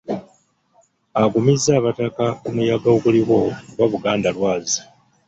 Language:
Ganda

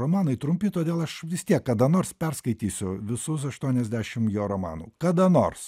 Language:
Lithuanian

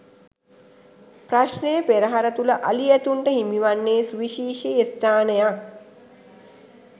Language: Sinhala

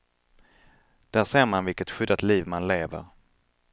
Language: Swedish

